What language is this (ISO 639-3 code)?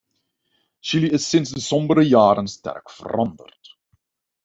nld